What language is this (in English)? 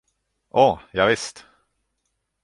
Swedish